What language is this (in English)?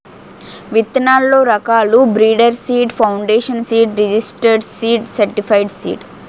Telugu